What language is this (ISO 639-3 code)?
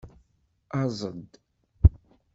kab